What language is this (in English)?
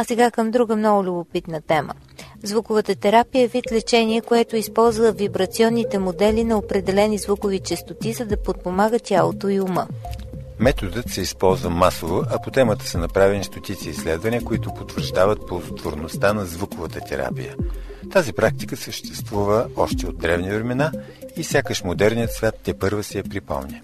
Bulgarian